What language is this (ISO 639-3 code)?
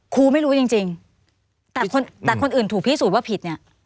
tha